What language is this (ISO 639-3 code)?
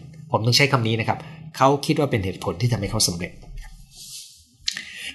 tha